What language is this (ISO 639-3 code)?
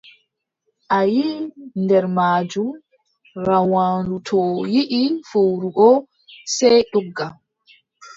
fub